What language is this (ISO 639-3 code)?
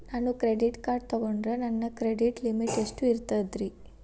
kan